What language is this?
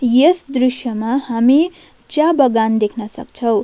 Nepali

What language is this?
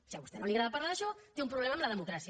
Catalan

